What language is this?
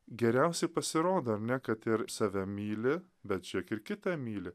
Lithuanian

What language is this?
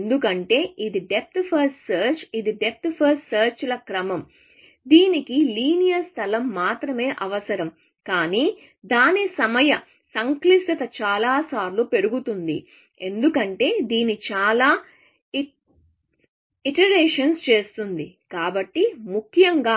Telugu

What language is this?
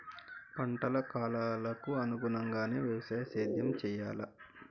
Telugu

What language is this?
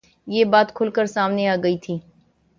Urdu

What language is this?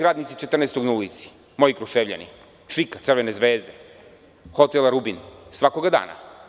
Serbian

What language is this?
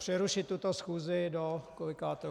Czech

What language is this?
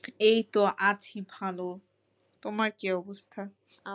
Bangla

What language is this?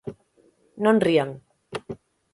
Galician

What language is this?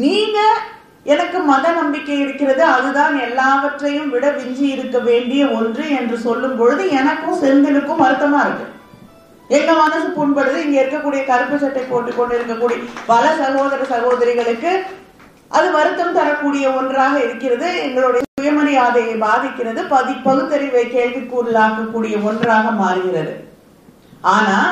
Tamil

